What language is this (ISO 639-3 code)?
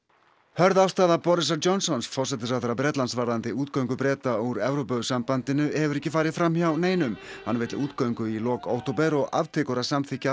isl